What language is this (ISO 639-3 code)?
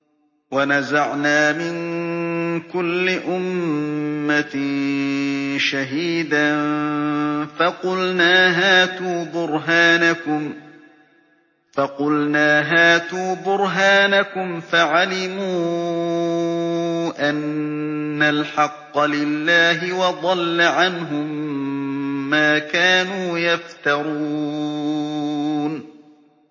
ara